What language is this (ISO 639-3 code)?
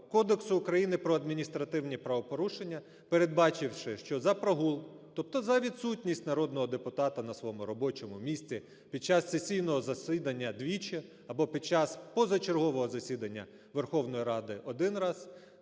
ukr